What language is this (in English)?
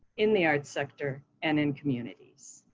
English